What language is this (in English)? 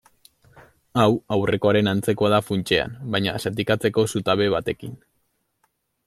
Basque